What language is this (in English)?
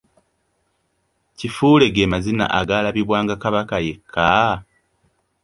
Ganda